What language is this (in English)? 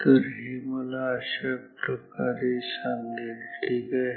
Marathi